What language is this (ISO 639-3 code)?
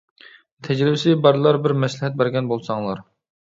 uig